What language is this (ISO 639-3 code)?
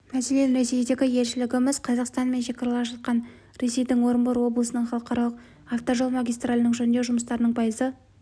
kaz